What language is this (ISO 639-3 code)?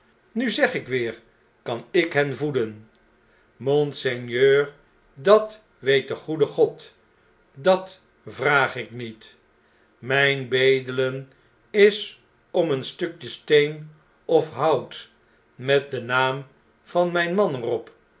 nld